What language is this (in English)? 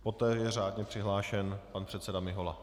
Czech